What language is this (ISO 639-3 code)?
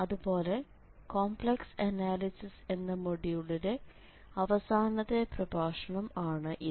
mal